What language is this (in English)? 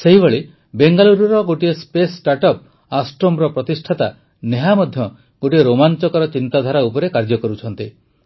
Odia